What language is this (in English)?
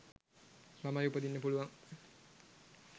Sinhala